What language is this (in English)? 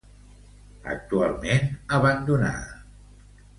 Catalan